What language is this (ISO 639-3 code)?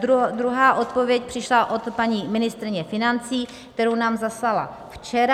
ces